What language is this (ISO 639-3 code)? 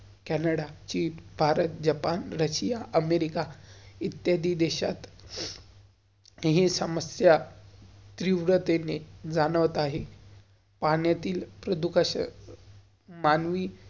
mar